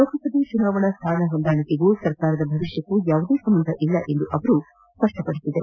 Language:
Kannada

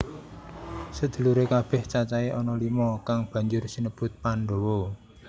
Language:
Javanese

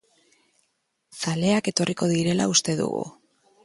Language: Basque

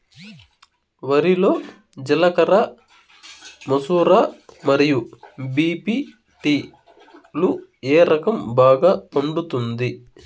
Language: Telugu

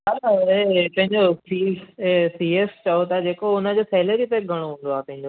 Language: Sindhi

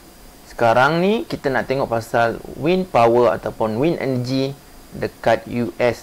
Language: Malay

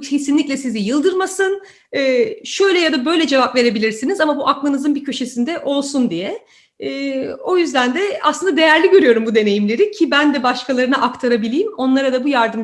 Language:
Turkish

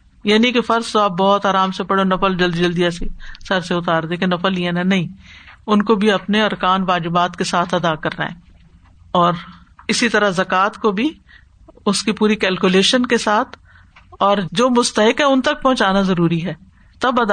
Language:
Urdu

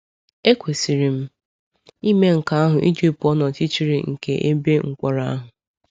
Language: Igbo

